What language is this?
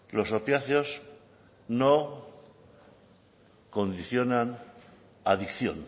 Spanish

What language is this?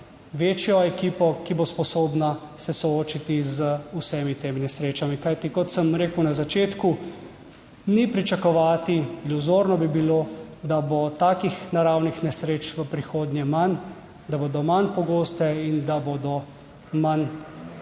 Slovenian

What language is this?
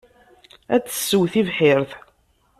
Kabyle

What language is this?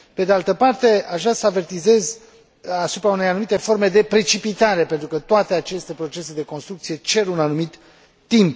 Romanian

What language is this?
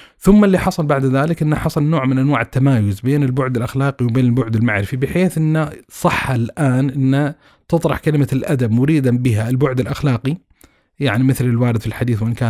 Arabic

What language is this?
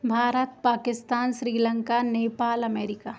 Hindi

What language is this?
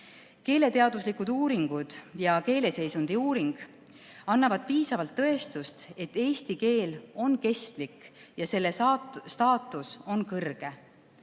Estonian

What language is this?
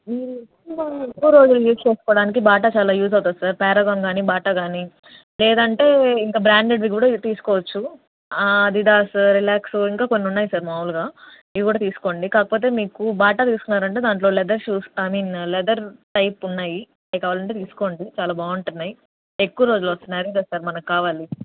Telugu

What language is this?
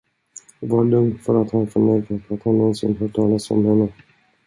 Swedish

